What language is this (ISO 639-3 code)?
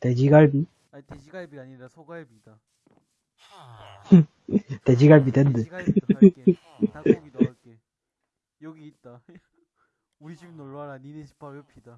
kor